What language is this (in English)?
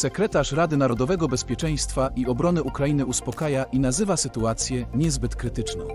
Polish